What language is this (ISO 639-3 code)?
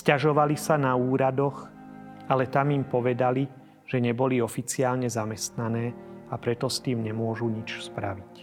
slk